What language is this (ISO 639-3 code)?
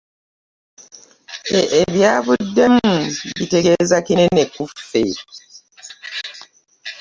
lug